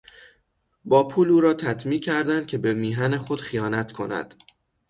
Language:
Persian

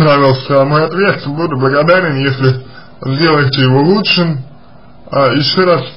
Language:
Russian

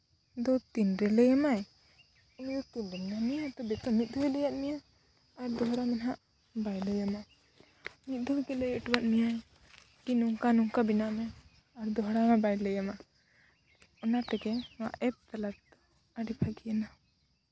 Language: Santali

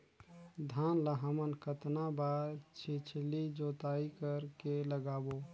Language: Chhattisgarhi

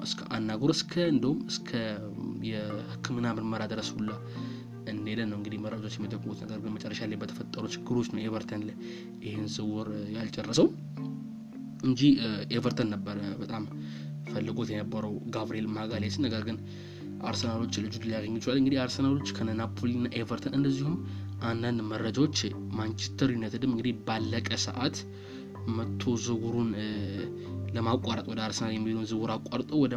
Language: Amharic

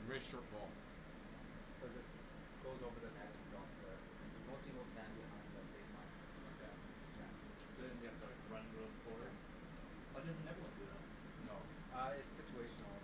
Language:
English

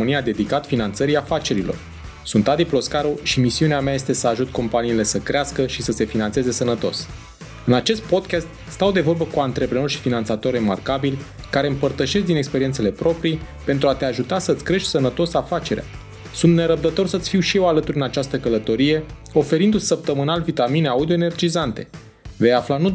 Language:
Romanian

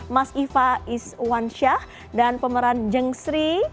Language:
Indonesian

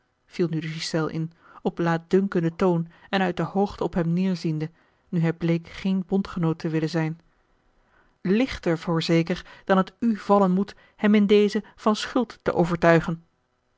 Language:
Dutch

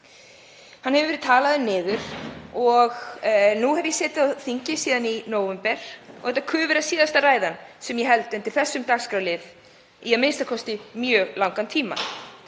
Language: Icelandic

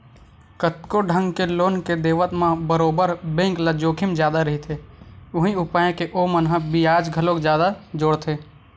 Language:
Chhattisgarhi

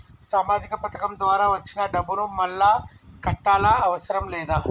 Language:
Telugu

